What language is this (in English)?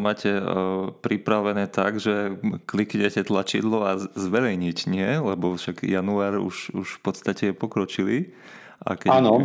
Slovak